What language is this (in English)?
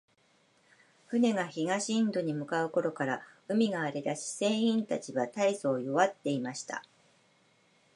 Japanese